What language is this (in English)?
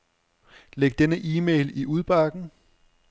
Danish